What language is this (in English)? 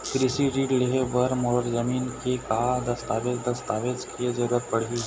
Chhattisgarhi